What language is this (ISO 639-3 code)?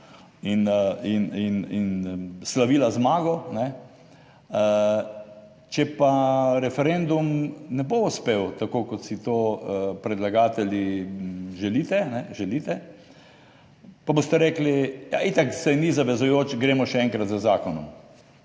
slv